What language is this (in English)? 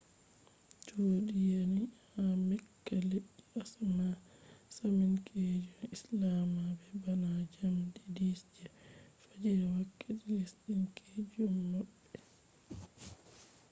Fula